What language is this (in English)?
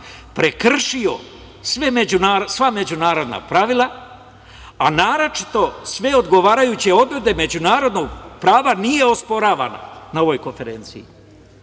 Serbian